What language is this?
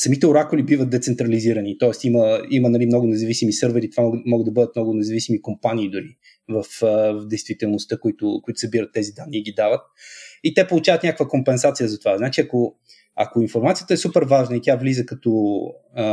Bulgarian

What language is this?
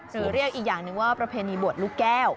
Thai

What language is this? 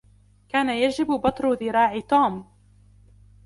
Arabic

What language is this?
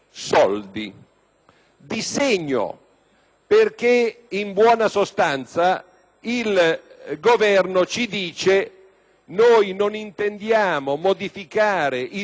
Italian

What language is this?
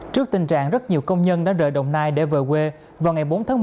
Vietnamese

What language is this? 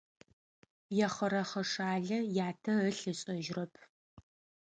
Adyghe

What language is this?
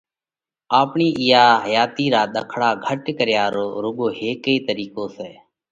Parkari Koli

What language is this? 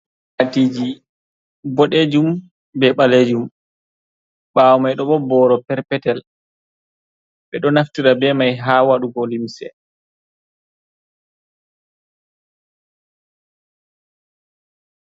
Fula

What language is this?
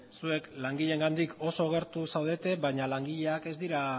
Basque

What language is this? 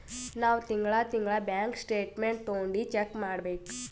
Kannada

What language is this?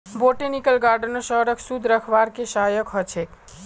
Magahi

